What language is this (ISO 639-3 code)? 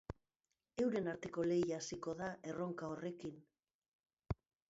eus